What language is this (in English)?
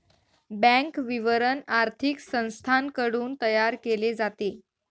Marathi